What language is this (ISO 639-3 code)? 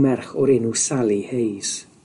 cym